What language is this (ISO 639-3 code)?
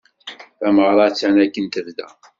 kab